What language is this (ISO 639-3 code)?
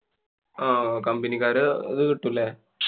mal